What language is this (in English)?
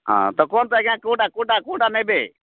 Odia